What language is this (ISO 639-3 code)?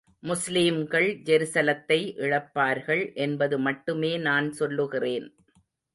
tam